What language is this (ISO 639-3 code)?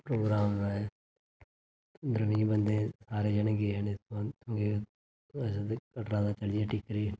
doi